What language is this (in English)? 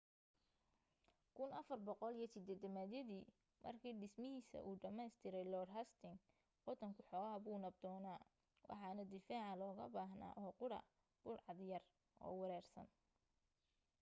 Somali